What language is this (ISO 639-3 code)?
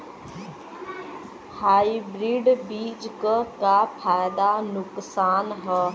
bho